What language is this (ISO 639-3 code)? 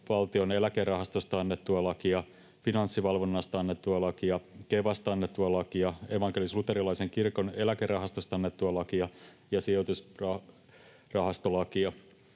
fin